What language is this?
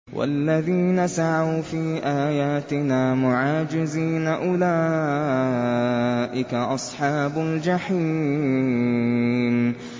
Arabic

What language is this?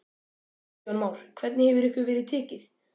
Icelandic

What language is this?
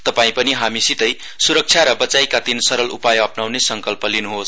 Nepali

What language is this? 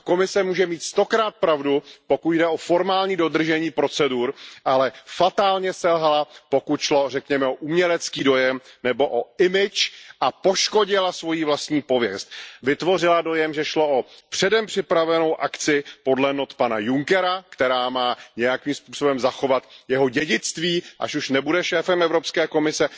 Czech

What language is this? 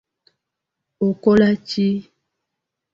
Ganda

